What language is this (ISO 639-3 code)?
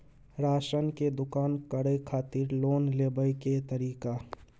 mai